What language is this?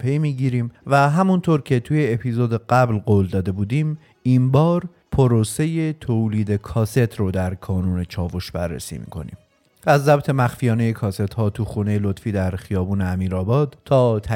Persian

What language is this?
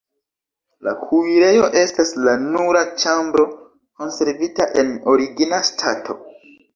Esperanto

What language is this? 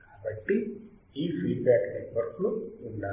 Telugu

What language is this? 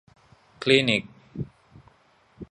Thai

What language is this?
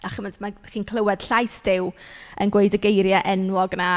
Welsh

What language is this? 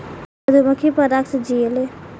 Bhojpuri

